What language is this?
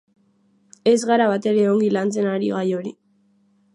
Basque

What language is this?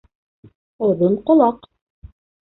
Bashkir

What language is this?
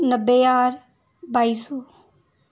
Dogri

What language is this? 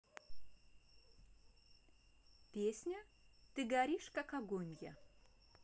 Russian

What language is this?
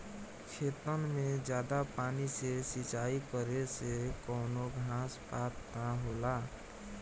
Bhojpuri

